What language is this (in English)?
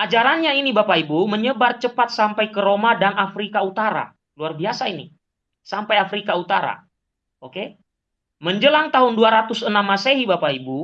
Indonesian